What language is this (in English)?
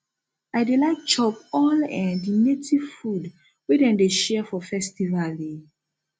Nigerian Pidgin